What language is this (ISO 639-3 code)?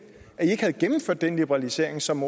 dan